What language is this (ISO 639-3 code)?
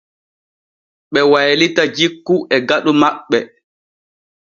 fue